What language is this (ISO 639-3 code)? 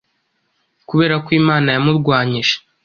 kin